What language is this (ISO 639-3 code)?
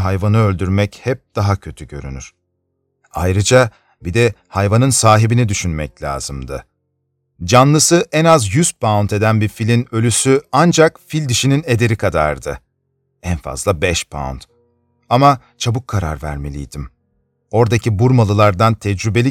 tur